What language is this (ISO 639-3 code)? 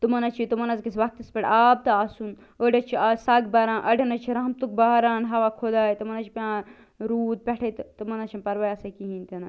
kas